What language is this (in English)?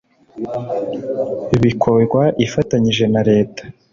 Kinyarwanda